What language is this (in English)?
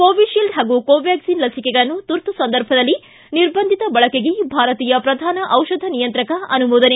Kannada